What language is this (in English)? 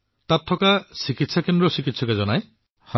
Assamese